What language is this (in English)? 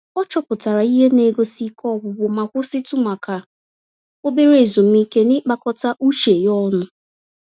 Igbo